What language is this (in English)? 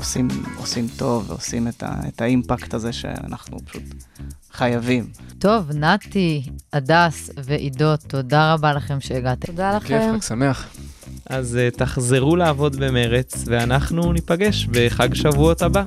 Hebrew